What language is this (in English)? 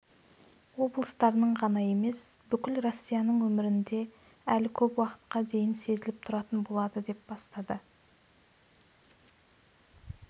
Kazakh